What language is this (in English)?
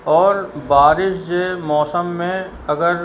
Sindhi